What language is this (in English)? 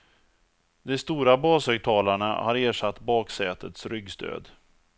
Swedish